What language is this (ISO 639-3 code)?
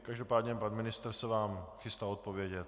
ces